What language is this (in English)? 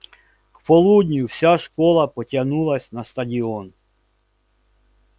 Russian